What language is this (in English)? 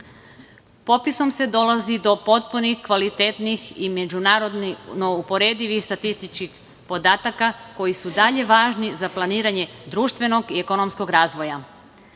Serbian